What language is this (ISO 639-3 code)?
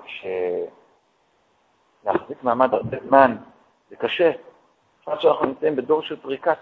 heb